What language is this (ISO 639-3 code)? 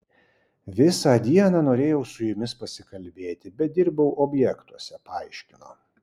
lit